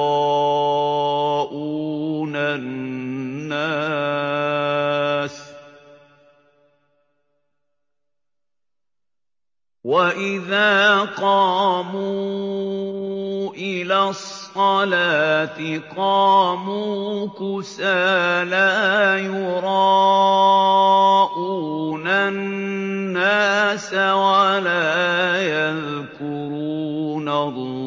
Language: Arabic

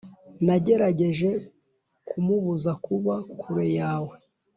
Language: Kinyarwanda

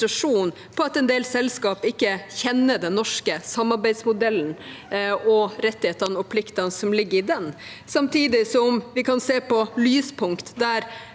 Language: Norwegian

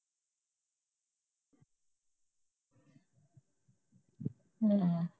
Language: Punjabi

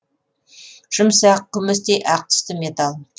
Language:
Kazakh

